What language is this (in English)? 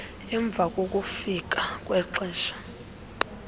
Xhosa